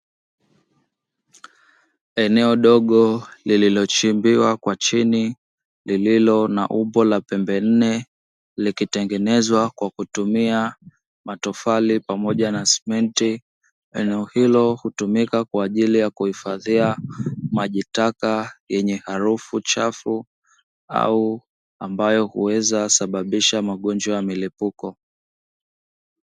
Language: Swahili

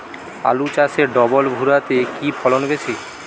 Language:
Bangla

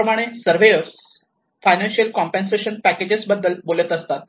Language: Marathi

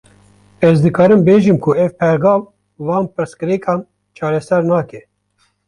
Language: Kurdish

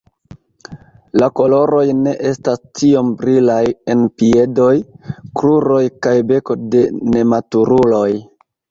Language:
Esperanto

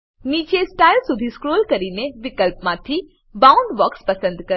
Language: Gujarati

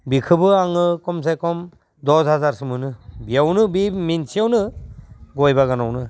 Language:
Bodo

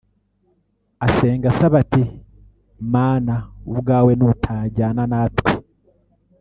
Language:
Kinyarwanda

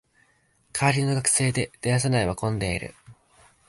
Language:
Japanese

